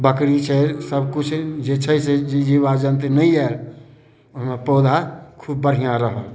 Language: Maithili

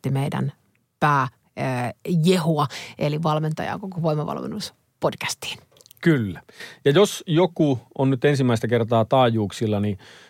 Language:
Finnish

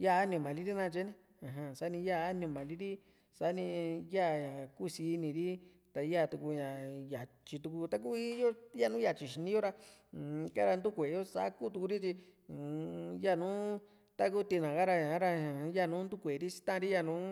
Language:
Juxtlahuaca Mixtec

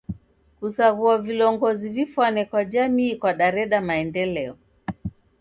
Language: Taita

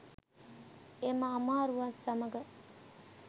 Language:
Sinhala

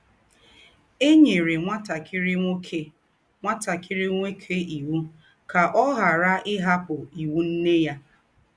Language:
Igbo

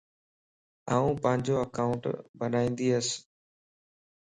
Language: Lasi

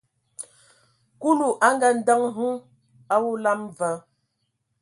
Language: Ewondo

